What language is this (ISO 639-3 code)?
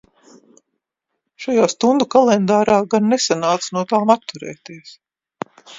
lav